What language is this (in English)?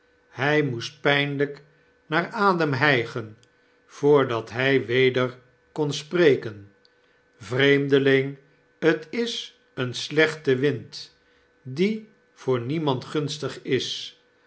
Dutch